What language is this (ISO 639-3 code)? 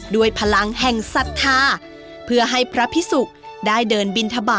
tha